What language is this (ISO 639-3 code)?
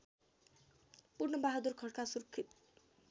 nep